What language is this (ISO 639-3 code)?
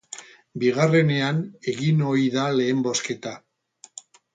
eus